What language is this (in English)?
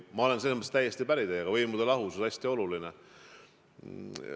Estonian